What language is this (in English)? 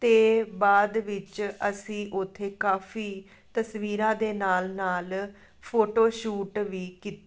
Punjabi